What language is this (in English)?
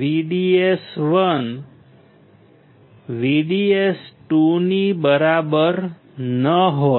Gujarati